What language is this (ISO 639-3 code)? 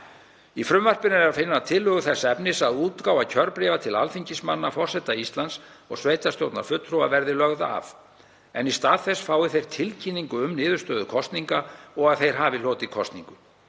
isl